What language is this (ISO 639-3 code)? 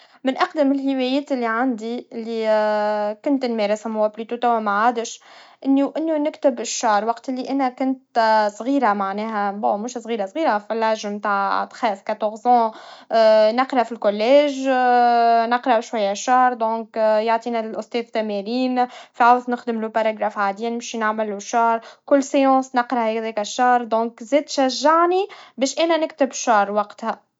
aeb